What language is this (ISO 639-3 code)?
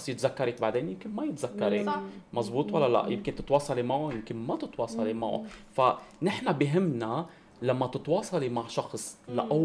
ara